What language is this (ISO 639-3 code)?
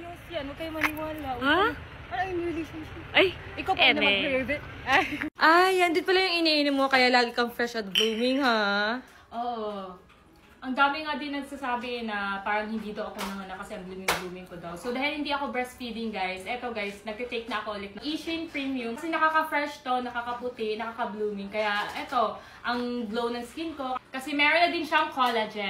fil